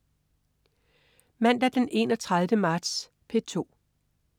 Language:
Danish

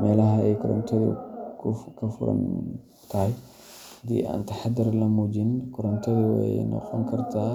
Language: Somali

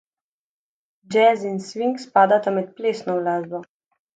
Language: Slovenian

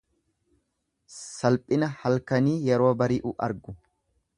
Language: Oromo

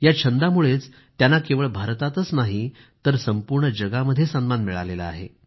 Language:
Marathi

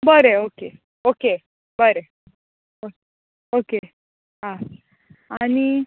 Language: Konkani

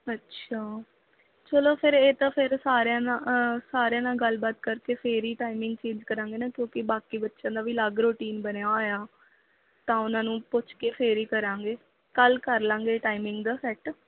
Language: Punjabi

